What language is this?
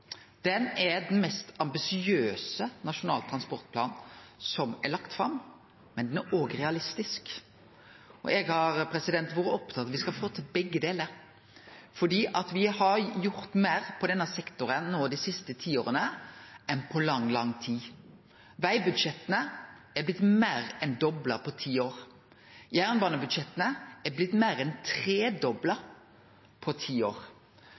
Norwegian Nynorsk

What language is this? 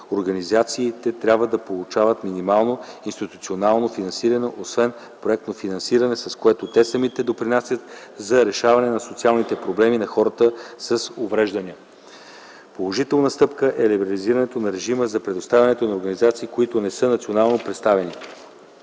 Bulgarian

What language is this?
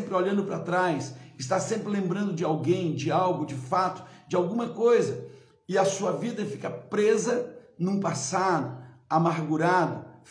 Portuguese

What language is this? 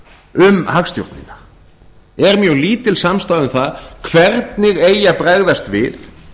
Icelandic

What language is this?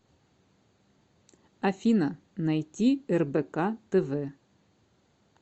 Russian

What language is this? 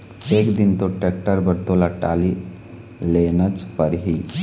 Chhattisgarhi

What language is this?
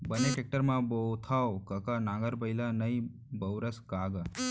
Chhattisgarhi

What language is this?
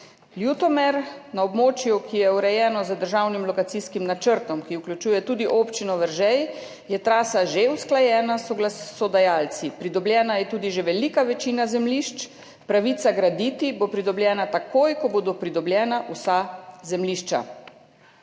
Slovenian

